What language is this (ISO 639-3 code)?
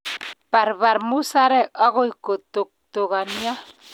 kln